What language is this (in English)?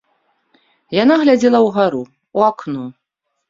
Belarusian